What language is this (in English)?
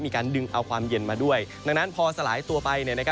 Thai